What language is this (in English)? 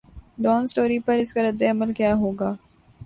Urdu